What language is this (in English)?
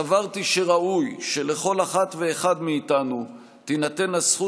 Hebrew